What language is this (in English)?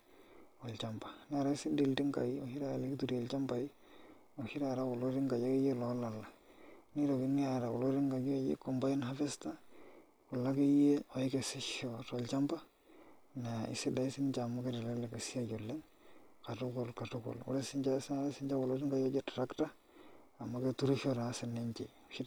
Masai